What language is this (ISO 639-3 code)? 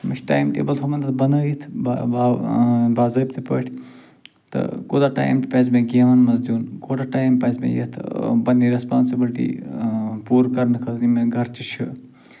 kas